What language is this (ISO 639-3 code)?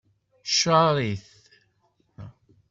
kab